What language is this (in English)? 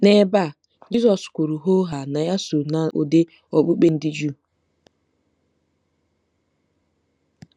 Igbo